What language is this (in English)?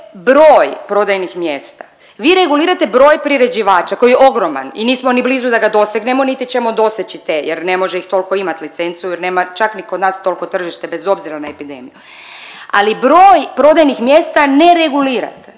Croatian